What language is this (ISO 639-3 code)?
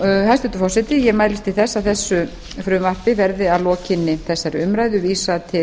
isl